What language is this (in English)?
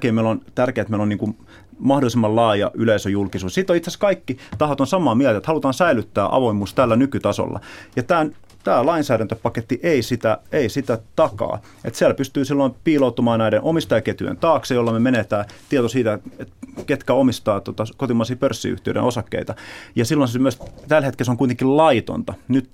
Finnish